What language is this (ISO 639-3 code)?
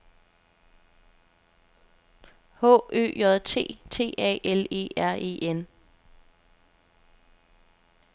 dan